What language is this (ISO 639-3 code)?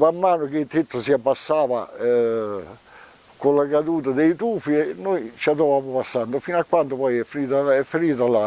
ita